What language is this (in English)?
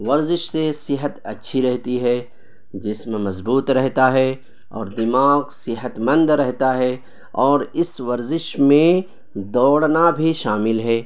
Urdu